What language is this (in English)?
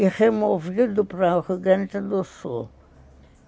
Portuguese